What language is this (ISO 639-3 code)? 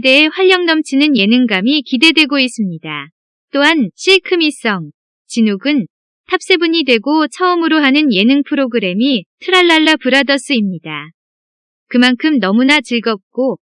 kor